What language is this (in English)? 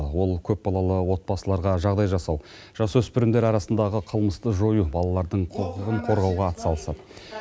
Kazakh